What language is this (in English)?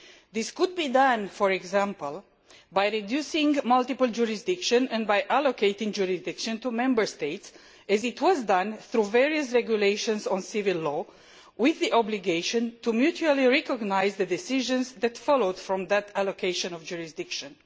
English